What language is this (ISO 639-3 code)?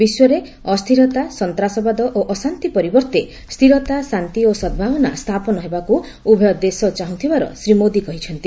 ori